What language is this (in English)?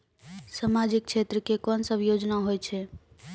Maithili